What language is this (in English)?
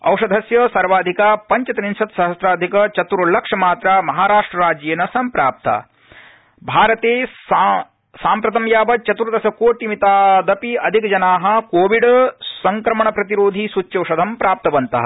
Sanskrit